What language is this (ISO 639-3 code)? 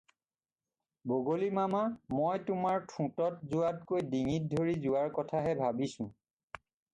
asm